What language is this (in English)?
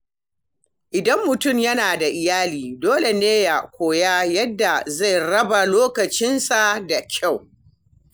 Hausa